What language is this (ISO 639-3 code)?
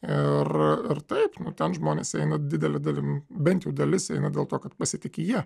lit